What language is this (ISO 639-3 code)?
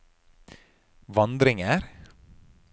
nor